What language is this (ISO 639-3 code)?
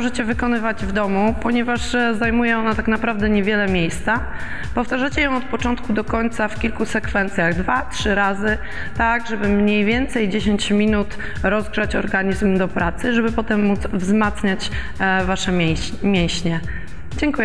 pol